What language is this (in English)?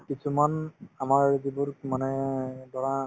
Assamese